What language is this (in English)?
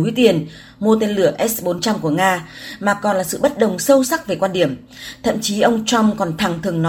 Vietnamese